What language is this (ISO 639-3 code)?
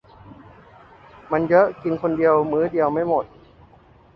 tha